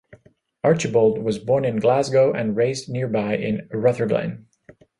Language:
English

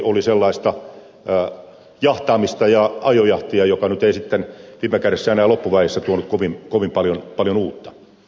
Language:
Finnish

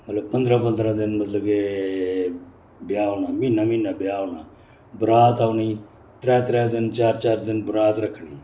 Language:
Dogri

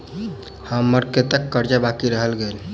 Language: Maithili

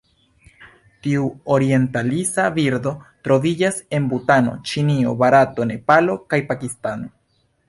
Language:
Esperanto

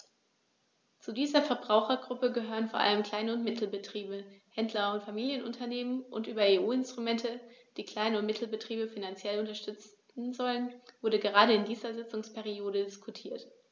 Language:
German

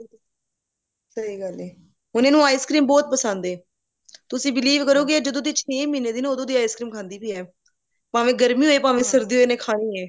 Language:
Punjabi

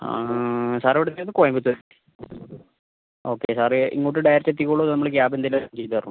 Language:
Malayalam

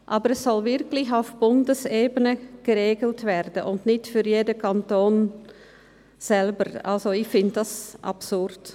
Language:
Swiss German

